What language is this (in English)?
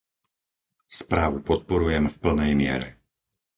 Slovak